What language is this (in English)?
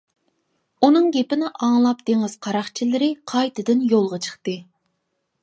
Uyghur